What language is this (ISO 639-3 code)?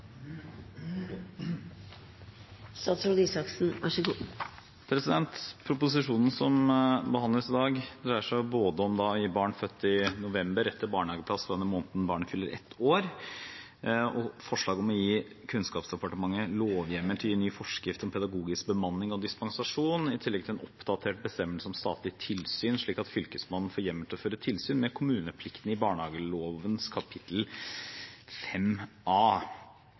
nob